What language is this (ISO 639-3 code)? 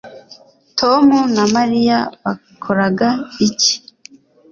kin